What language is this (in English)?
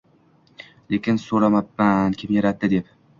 Uzbek